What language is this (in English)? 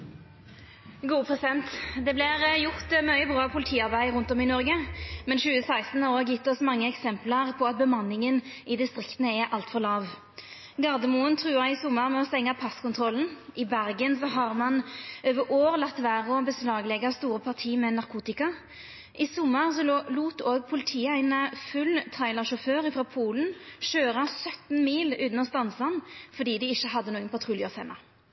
Norwegian Nynorsk